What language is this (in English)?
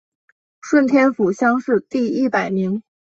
Chinese